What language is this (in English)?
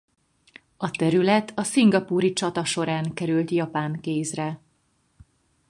Hungarian